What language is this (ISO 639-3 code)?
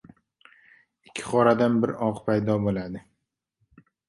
uzb